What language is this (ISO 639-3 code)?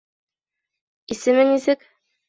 bak